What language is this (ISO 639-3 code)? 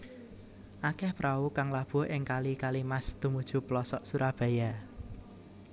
jav